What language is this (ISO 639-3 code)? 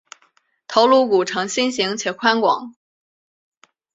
zho